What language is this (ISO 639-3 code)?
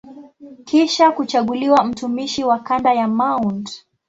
swa